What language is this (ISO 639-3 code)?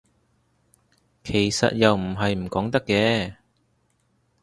yue